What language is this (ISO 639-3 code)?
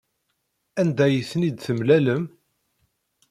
kab